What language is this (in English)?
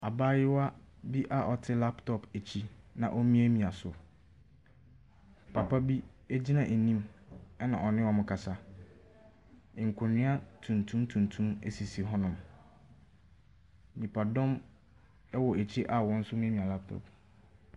Akan